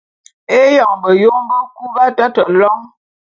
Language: Bulu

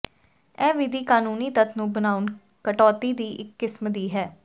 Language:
Punjabi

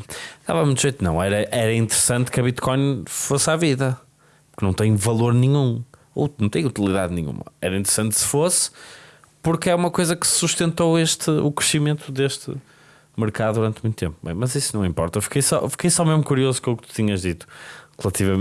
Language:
Portuguese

